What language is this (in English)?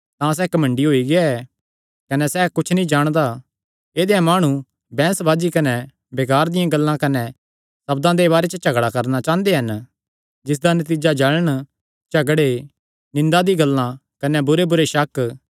Kangri